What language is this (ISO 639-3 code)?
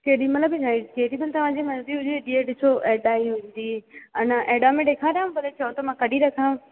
snd